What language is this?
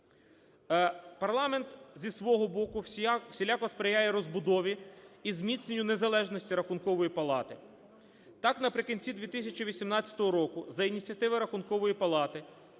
Ukrainian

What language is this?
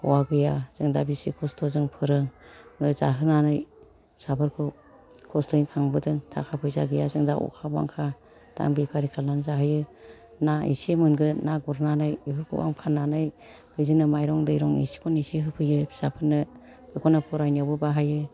Bodo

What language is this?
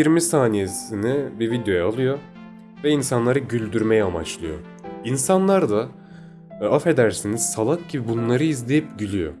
Turkish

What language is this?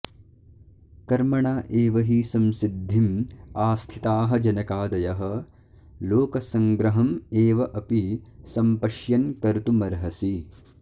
Sanskrit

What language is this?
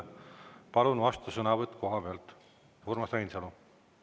Estonian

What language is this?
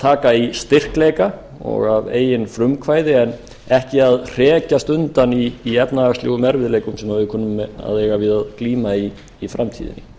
Icelandic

